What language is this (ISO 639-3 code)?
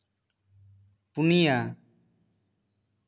sat